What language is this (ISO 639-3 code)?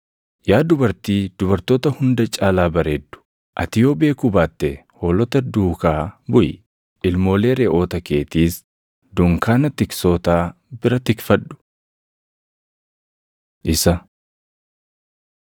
orm